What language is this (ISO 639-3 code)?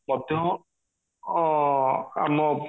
ori